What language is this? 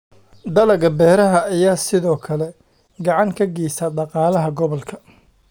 Somali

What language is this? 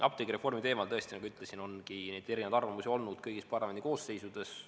Estonian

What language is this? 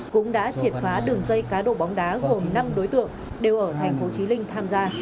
Vietnamese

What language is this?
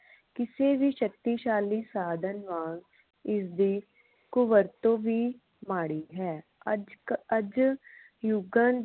Punjabi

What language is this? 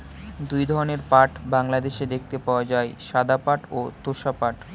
Bangla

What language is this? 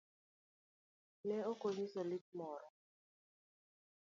Luo (Kenya and Tanzania)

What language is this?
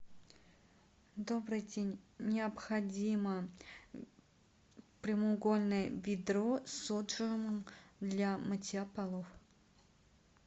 Russian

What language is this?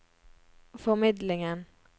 Norwegian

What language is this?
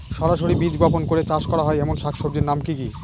Bangla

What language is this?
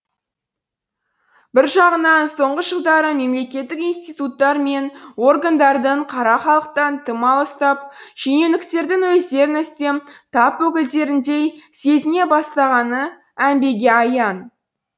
Kazakh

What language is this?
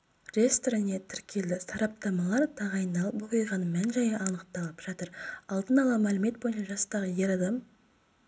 Kazakh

